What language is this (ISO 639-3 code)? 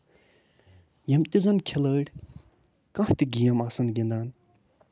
kas